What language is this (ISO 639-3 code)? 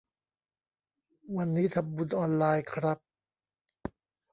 tha